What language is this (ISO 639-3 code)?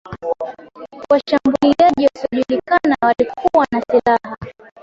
swa